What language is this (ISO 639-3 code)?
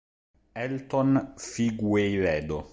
ita